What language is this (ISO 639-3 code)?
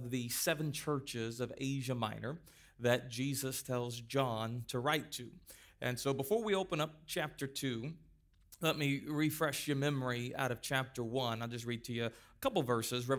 eng